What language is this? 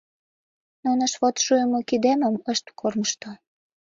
Mari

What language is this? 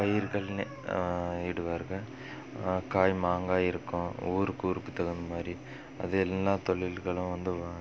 Tamil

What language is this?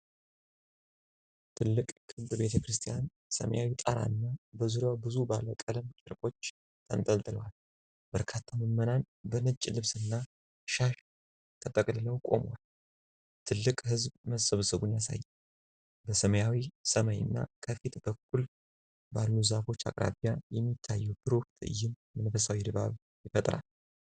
Amharic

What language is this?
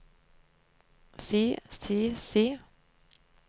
Norwegian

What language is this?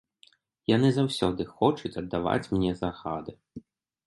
Belarusian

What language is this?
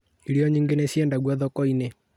Kikuyu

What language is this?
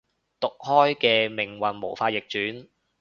Cantonese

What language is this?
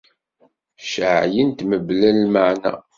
Kabyle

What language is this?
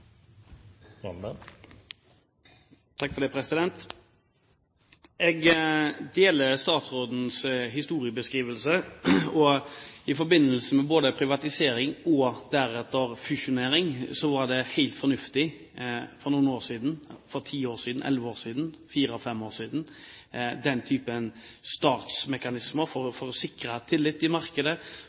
Norwegian Bokmål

